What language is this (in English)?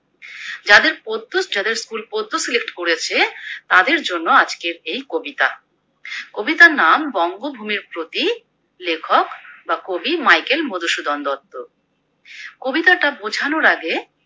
Bangla